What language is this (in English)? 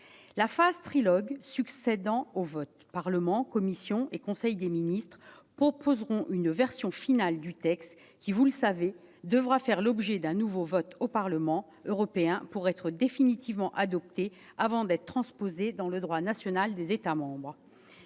French